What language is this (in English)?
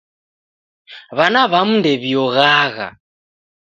Taita